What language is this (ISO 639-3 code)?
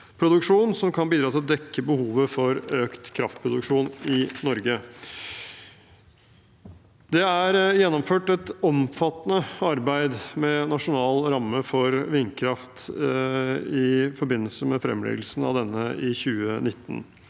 nor